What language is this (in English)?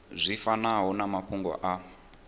Venda